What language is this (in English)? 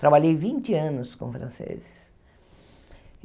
Portuguese